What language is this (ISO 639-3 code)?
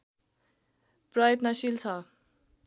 nep